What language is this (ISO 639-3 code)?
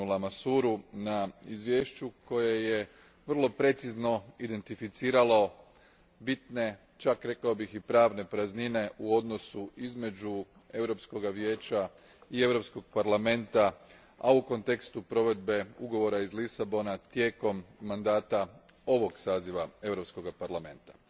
hrv